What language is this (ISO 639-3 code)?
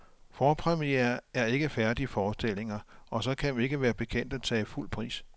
dan